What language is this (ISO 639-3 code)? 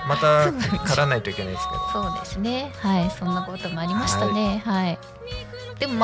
jpn